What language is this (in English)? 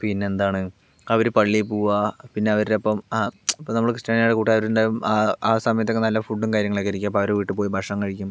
Malayalam